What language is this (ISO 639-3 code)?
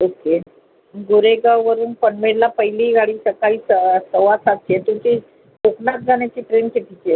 mar